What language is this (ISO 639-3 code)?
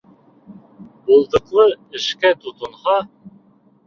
bak